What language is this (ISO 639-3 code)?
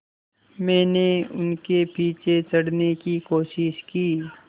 hin